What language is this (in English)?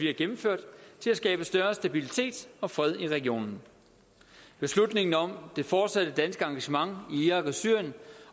Danish